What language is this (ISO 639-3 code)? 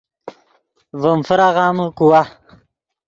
ydg